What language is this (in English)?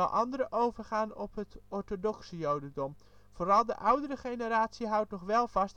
Dutch